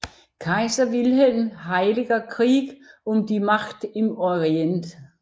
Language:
Danish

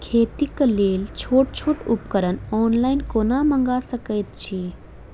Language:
Maithili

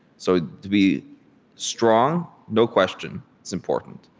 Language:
English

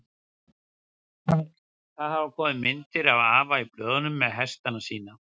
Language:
Icelandic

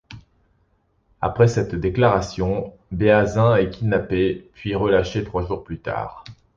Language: French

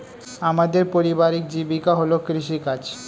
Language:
Bangla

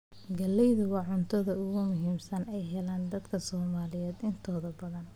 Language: Somali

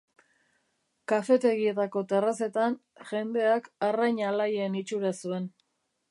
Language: Basque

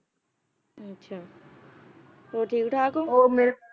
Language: Punjabi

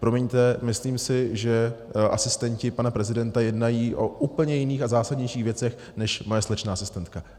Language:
Czech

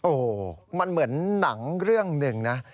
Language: Thai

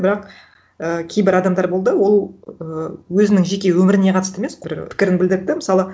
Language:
Kazakh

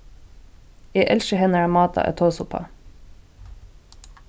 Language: Faroese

